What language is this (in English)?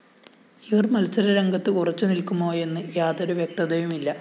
Malayalam